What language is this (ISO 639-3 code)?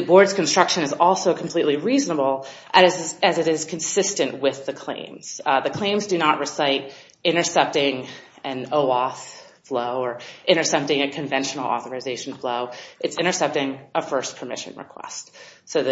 eng